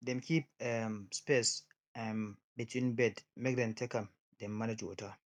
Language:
Nigerian Pidgin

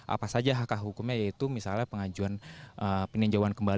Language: Indonesian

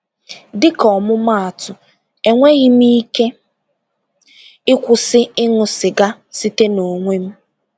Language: Igbo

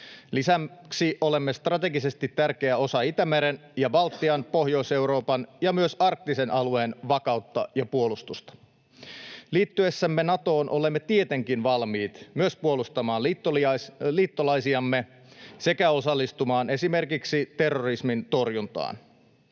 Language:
Finnish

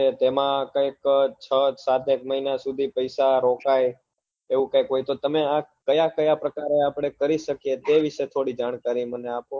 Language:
Gujarati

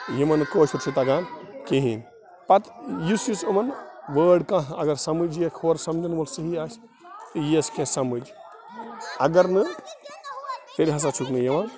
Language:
Kashmiri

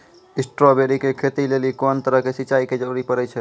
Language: Maithili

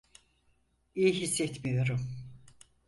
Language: Turkish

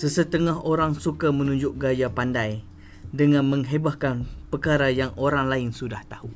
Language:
Malay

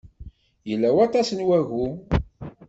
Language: Kabyle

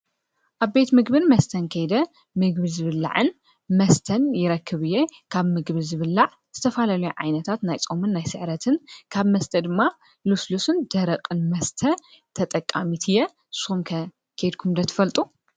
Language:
Tigrinya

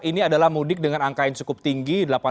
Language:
Indonesian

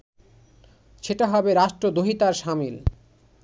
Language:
Bangla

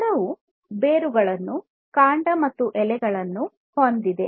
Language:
Kannada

